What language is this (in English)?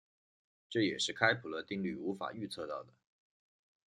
Chinese